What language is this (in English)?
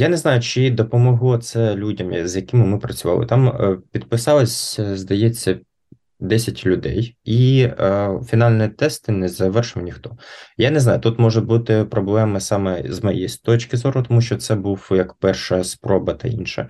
Ukrainian